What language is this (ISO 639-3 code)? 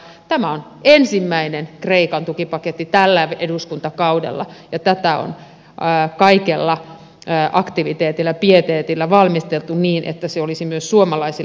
fin